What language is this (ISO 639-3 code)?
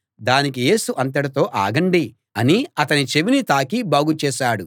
tel